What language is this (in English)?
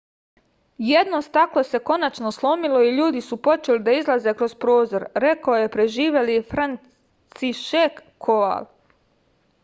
Serbian